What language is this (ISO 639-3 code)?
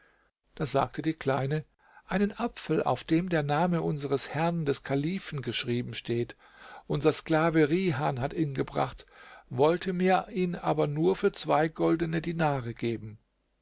deu